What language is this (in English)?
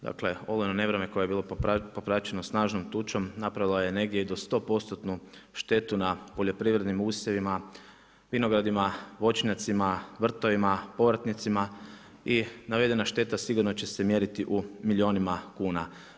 Croatian